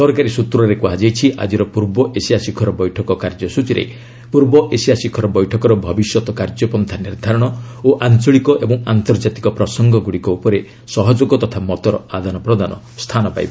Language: Odia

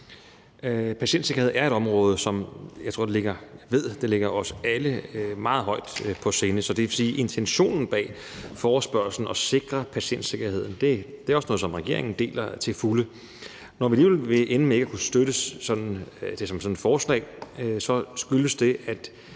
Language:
Danish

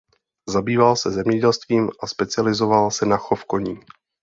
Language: Czech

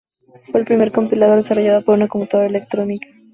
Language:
Spanish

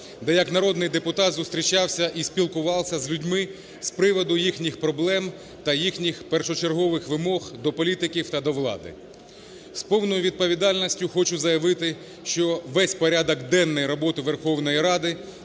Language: Ukrainian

